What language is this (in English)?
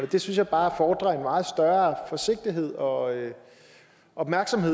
Danish